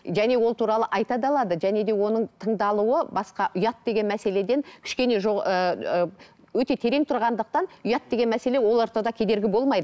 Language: Kazakh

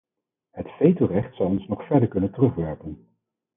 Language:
Dutch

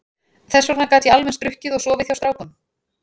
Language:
Icelandic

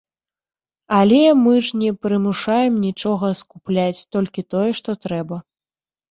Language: Belarusian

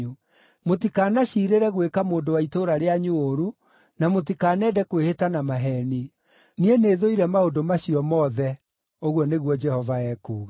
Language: Kikuyu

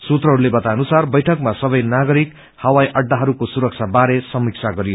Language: Nepali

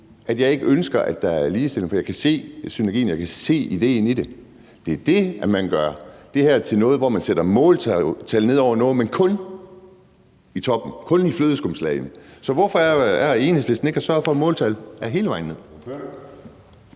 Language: Danish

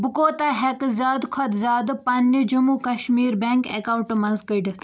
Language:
Kashmiri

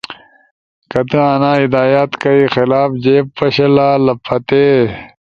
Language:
Ushojo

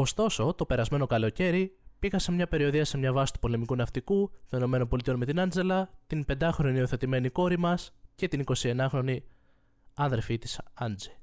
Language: Greek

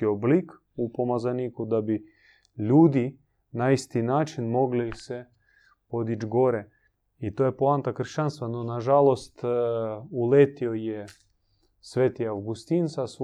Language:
Croatian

